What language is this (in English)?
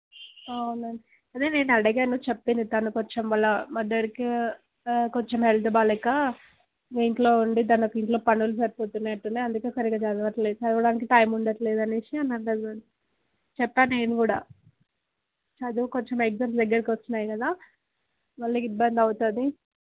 Telugu